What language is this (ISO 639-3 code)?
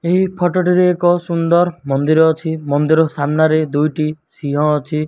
ori